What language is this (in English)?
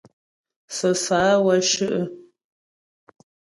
Ghomala